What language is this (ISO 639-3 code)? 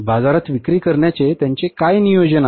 mar